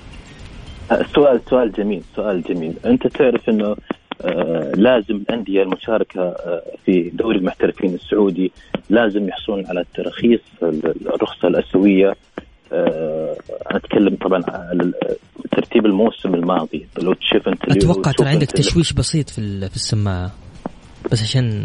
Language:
Arabic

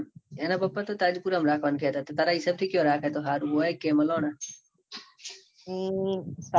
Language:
Gujarati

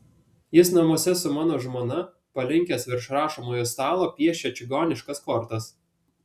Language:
Lithuanian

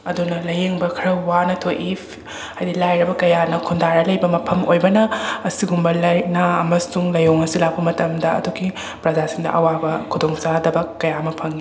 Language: Manipuri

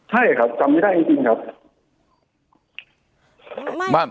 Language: Thai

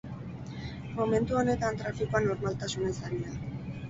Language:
Basque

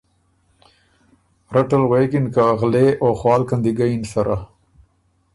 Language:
Ormuri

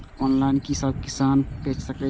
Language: Maithili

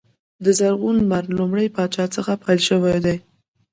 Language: Pashto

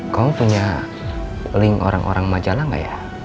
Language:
Indonesian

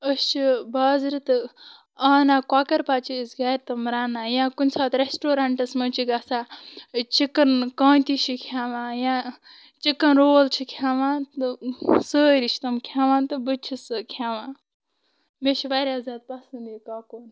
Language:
Kashmiri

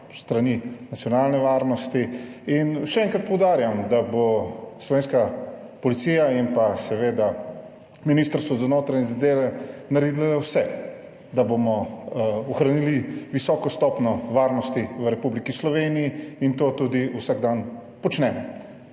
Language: Slovenian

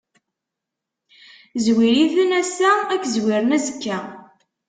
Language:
Kabyle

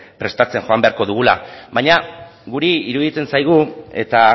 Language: Basque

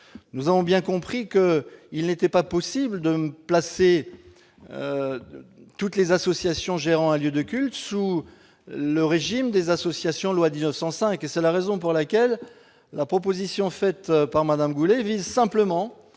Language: French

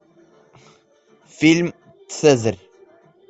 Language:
Russian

